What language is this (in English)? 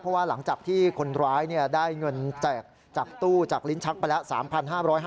Thai